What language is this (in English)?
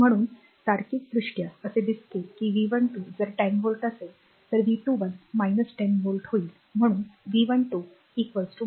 Marathi